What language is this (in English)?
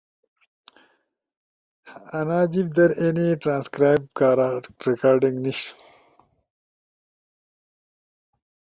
Ushojo